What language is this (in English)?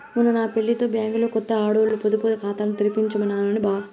Telugu